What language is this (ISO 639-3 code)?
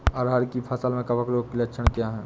hin